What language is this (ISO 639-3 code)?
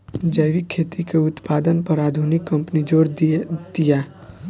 bho